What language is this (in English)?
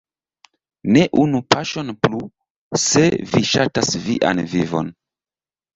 Esperanto